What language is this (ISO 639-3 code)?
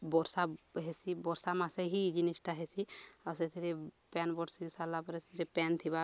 ori